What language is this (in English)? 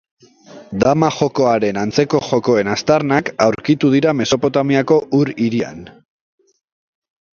Basque